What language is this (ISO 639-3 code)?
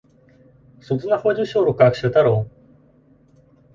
bel